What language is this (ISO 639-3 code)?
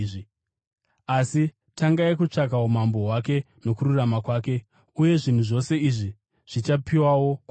sna